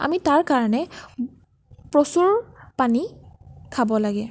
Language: Assamese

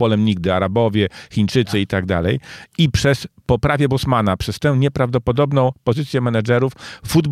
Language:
Polish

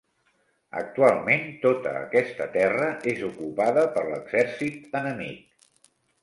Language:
Catalan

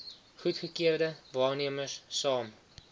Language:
Afrikaans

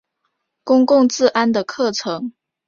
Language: Chinese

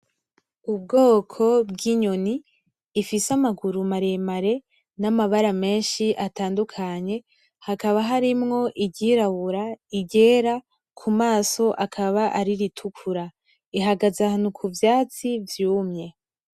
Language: Rundi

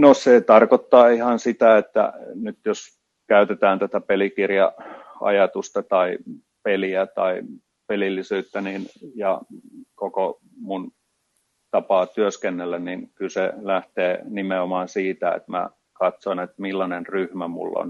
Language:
Finnish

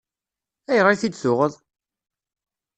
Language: Kabyle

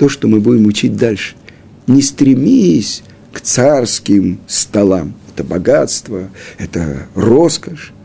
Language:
Russian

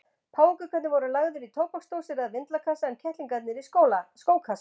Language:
Icelandic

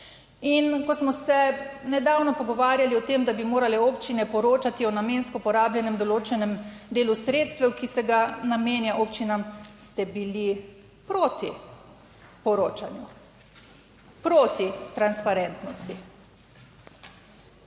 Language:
Slovenian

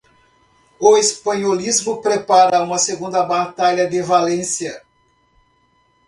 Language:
Portuguese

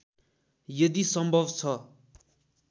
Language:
Nepali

